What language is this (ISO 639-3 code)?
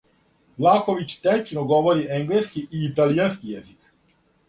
srp